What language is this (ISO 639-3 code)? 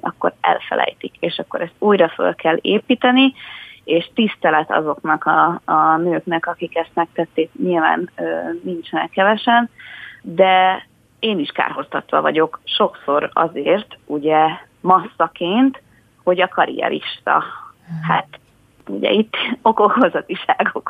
hun